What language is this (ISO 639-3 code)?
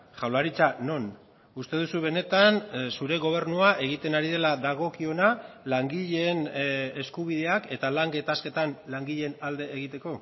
eus